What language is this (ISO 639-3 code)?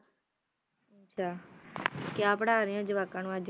pan